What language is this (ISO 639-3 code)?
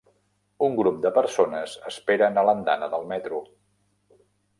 cat